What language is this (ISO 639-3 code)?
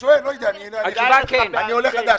heb